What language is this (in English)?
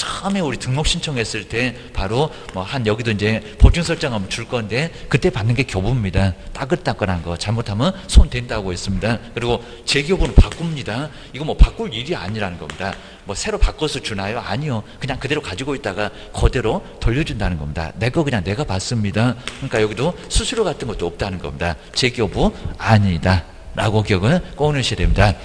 Korean